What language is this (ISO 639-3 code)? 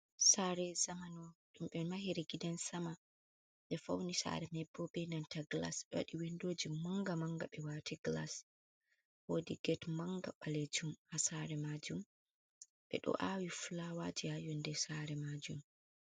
ful